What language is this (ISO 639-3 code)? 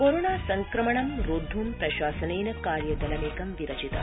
san